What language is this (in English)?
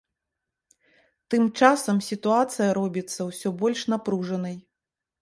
Belarusian